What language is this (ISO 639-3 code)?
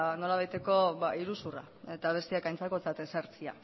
eus